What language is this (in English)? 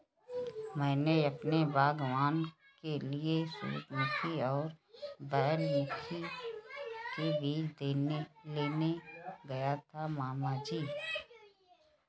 Hindi